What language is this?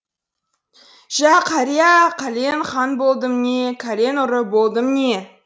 Kazakh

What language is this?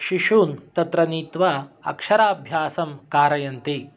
Sanskrit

